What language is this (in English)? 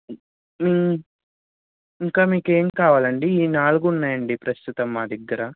Telugu